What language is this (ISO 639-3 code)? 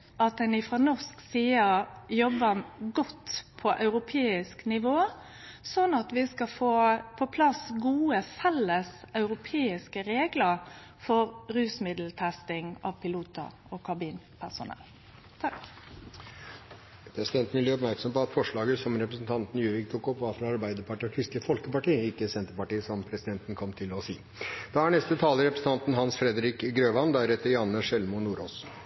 nor